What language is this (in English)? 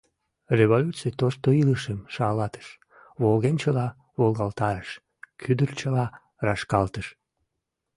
Mari